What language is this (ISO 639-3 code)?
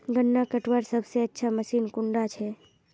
mag